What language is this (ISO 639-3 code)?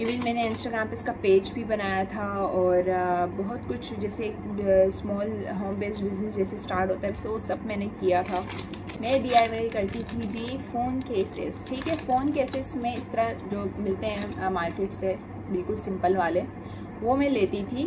hin